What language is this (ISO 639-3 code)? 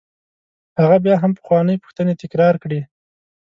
pus